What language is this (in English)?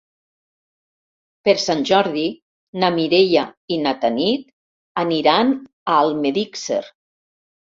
Catalan